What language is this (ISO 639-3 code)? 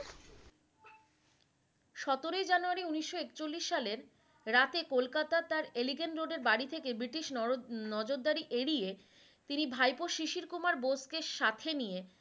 ben